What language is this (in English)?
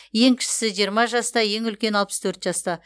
Kazakh